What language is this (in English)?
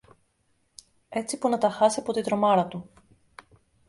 Greek